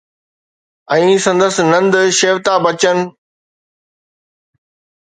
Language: Sindhi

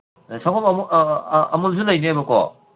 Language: Manipuri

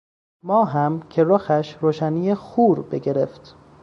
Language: Persian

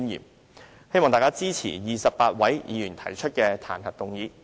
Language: Cantonese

